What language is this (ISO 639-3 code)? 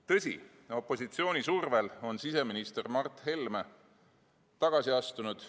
est